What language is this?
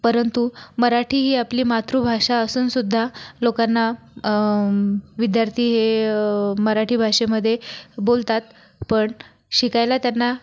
Marathi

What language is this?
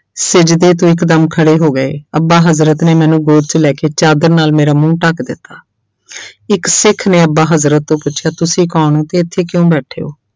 Punjabi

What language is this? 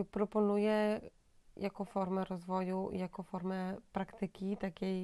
Polish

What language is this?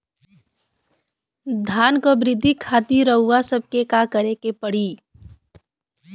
Bhojpuri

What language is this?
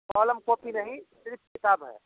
Hindi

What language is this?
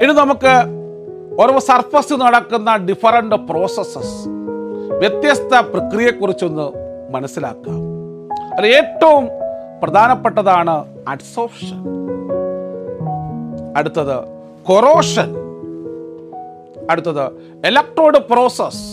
Malayalam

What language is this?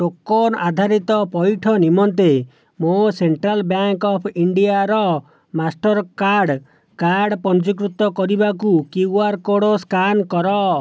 Odia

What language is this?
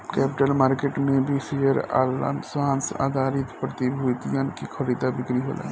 Bhojpuri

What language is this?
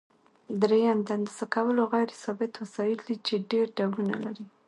Pashto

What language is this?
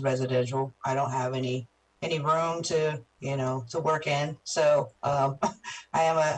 English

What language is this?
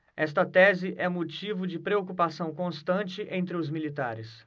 Portuguese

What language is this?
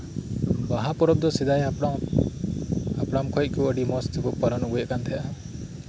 Santali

